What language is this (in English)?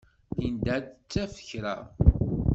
Kabyle